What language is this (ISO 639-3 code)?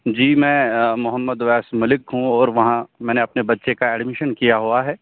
urd